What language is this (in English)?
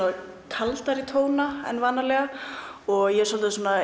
Icelandic